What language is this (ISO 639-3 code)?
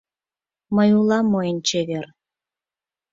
chm